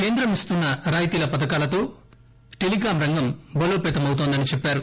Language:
Telugu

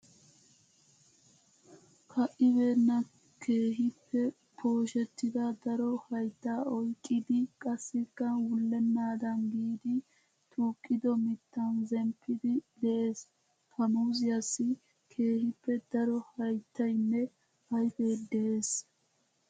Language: Wolaytta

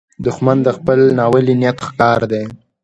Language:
Pashto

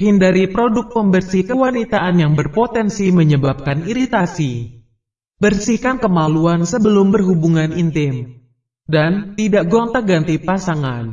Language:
Indonesian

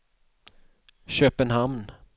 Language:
Swedish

